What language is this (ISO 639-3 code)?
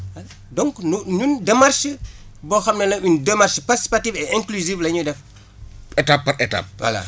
wol